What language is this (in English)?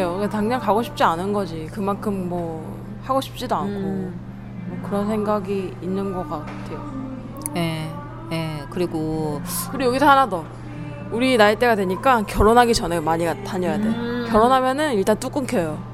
Korean